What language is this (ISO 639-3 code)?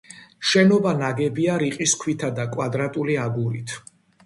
kat